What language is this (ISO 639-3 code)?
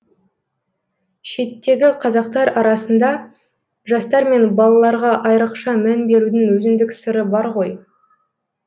kaz